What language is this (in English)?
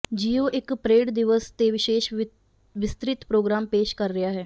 Punjabi